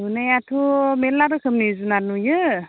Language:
Bodo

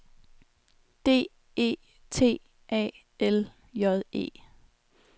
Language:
Danish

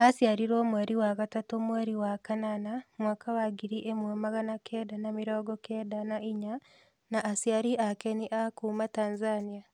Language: Kikuyu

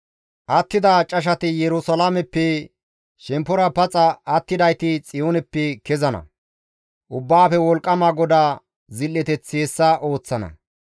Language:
Gamo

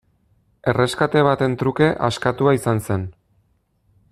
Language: Basque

